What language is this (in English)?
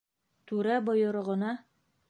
Bashkir